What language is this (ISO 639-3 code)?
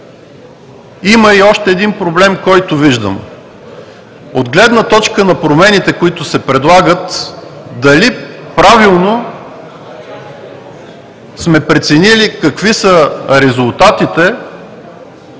bul